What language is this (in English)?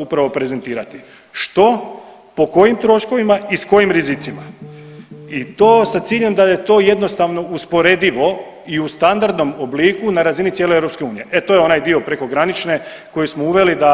Croatian